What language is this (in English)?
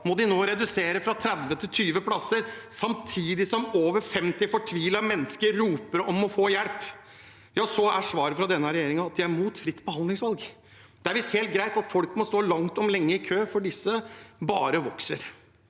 Norwegian